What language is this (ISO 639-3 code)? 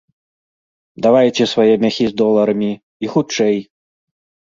bel